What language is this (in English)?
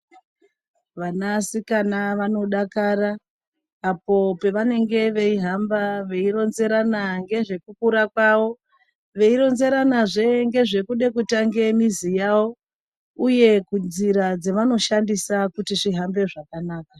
Ndau